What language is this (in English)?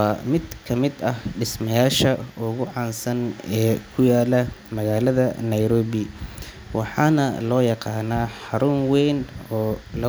Somali